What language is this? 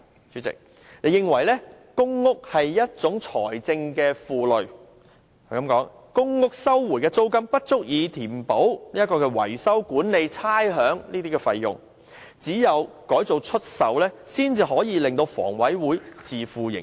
Cantonese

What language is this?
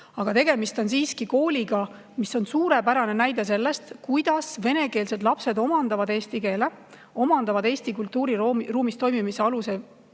Estonian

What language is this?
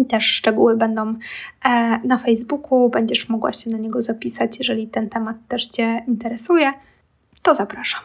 Polish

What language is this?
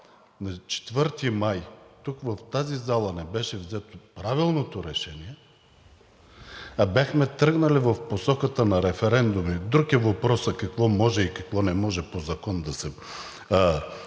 Bulgarian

